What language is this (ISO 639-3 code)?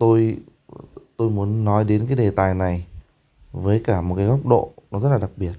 vie